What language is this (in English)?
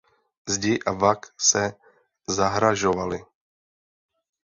Czech